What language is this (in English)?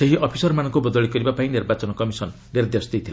Odia